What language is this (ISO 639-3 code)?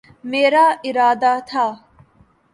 urd